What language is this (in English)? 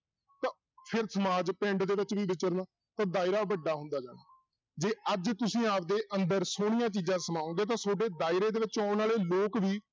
Punjabi